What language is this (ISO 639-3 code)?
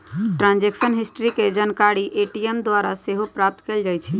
mag